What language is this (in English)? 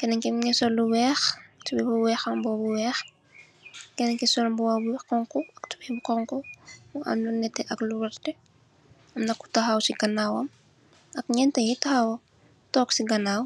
Wolof